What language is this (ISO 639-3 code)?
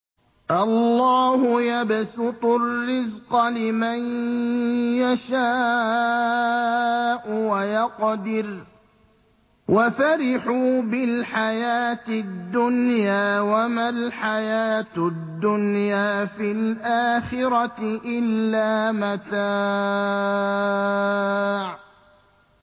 ara